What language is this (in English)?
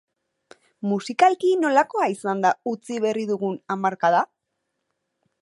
Basque